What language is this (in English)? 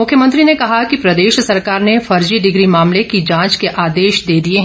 Hindi